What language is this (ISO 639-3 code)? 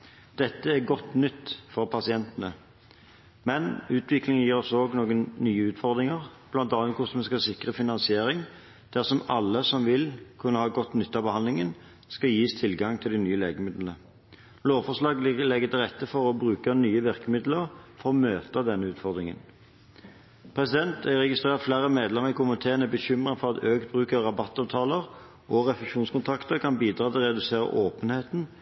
nob